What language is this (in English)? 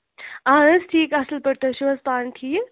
Kashmiri